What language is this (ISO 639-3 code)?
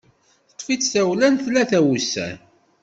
kab